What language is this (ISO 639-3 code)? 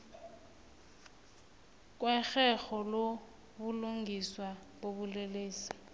nbl